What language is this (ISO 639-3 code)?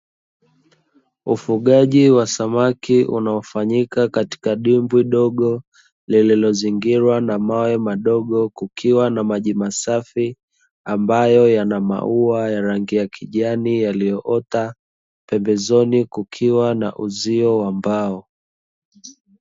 swa